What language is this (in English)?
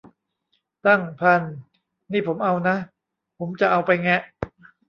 Thai